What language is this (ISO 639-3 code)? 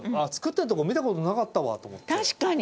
jpn